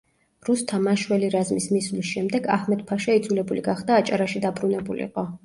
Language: Georgian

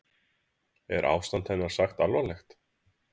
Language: Icelandic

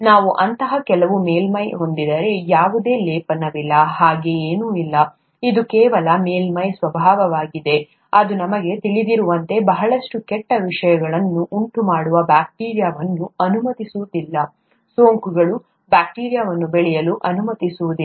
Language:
Kannada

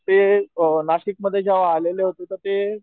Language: Marathi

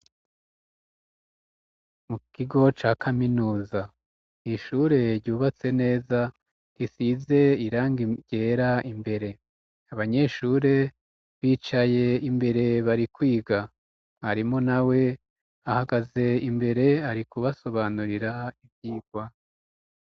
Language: Rundi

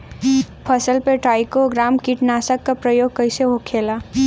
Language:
Bhojpuri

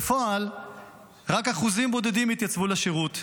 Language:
Hebrew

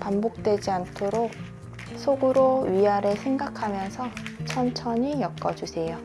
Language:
Korean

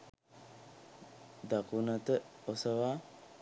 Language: Sinhala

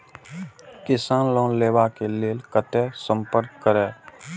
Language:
Maithili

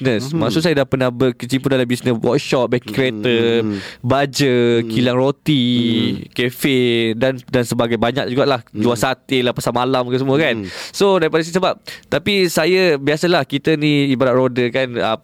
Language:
Malay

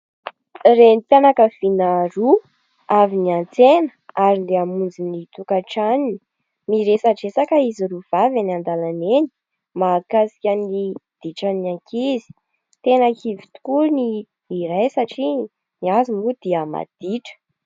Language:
Malagasy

